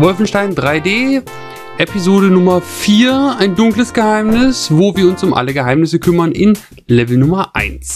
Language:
German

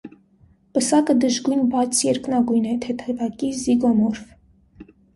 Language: Armenian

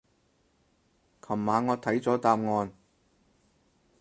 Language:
Cantonese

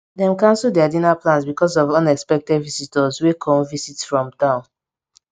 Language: Nigerian Pidgin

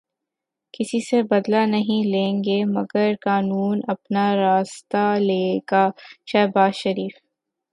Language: Urdu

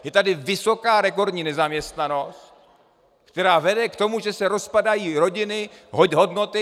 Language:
Czech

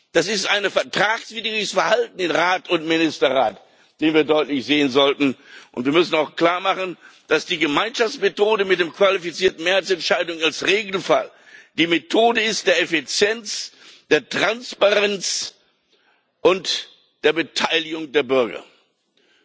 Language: German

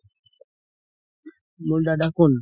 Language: Assamese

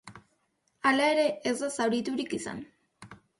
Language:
Basque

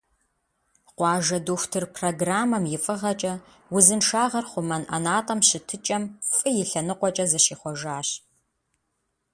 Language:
Kabardian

